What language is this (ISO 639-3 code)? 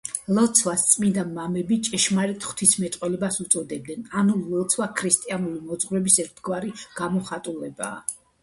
kat